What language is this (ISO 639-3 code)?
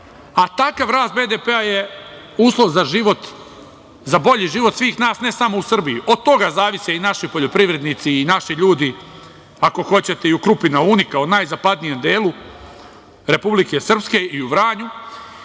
srp